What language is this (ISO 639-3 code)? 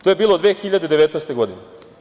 srp